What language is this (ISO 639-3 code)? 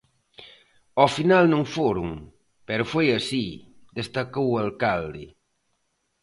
glg